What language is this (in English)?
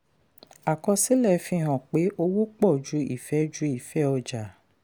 Yoruba